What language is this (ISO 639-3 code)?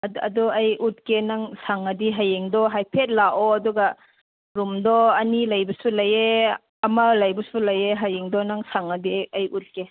mni